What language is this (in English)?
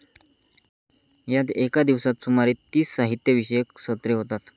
Marathi